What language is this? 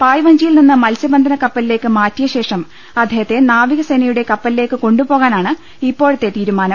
Malayalam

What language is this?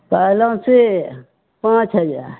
Maithili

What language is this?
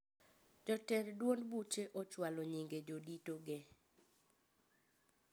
Luo (Kenya and Tanzania)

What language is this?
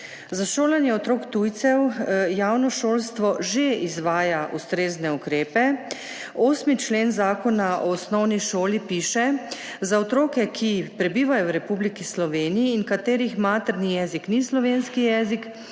Slovenian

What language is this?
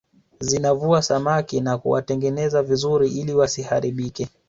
Swahili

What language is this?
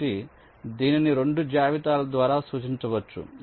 Telugu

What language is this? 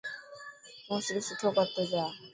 Dhatki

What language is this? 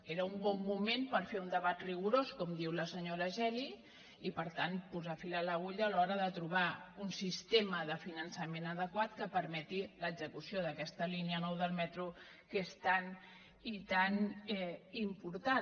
Catalan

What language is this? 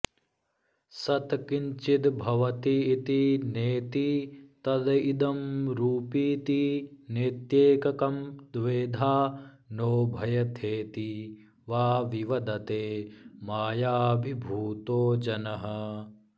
Sanskrit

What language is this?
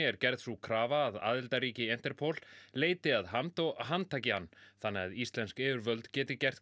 Icelandic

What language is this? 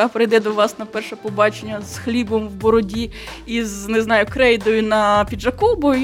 Ukrainian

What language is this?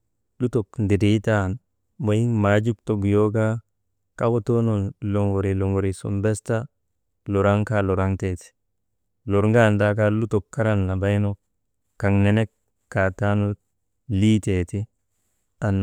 Maba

